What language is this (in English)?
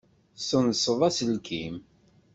Kabyle